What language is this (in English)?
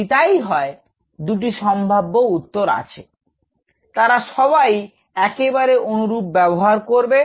Bangla